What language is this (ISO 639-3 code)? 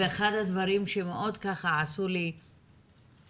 heb